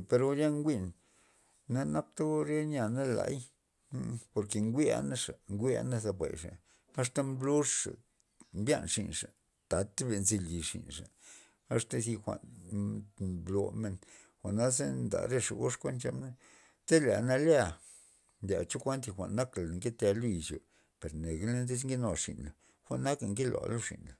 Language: Loxicha Zapotec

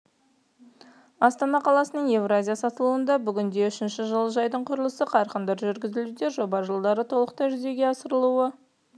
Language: Kazakh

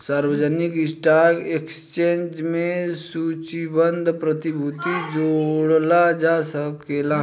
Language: Bhojpuri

